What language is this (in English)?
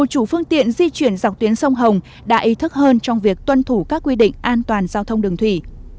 Vietnamese